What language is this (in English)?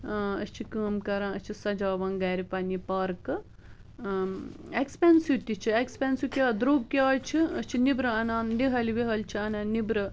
Kashmiri